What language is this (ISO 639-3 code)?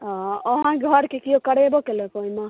mai